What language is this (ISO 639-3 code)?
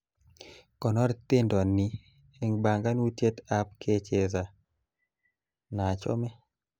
kln